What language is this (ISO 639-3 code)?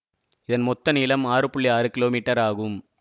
tam